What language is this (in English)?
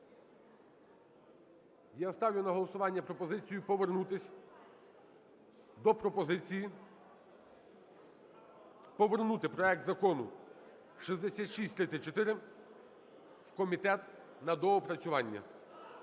Ukrainian